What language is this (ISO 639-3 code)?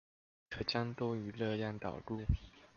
zho